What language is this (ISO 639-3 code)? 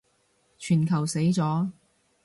yue